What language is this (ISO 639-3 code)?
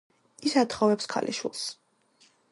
kat